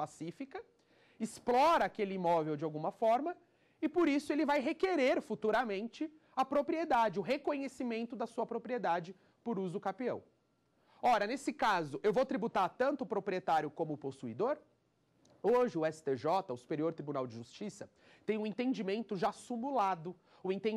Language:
Portuguese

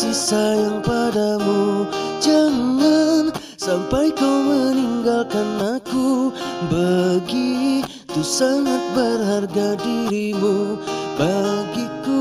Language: Indonesian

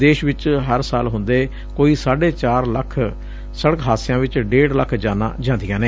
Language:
Punjabi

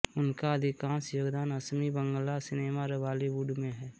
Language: Hindi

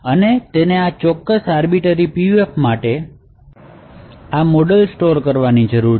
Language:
Gujarati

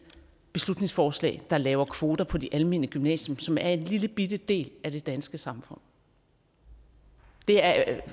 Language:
Danish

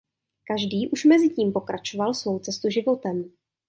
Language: Czech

